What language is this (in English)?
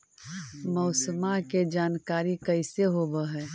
Magahi